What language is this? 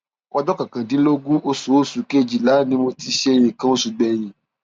Yoruba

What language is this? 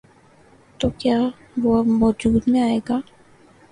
Urdu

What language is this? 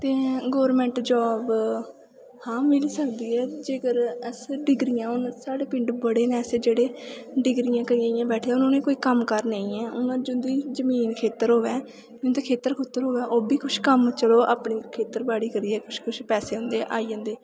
Dogri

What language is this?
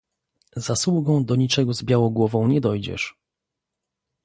Polish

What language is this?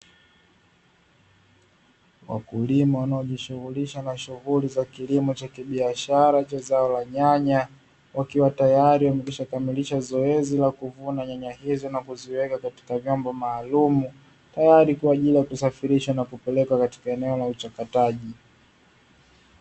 Swahili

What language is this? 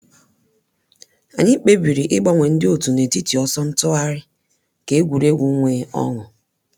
Igbo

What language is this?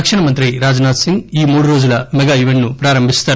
Telugu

